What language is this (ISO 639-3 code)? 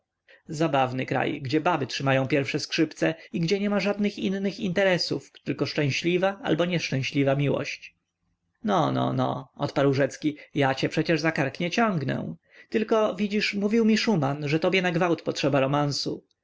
pol